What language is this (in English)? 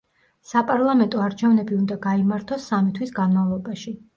Georgian